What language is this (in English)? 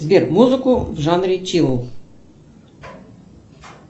Russian